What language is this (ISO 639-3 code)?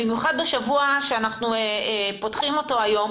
heb